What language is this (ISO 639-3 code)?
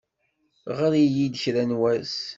kab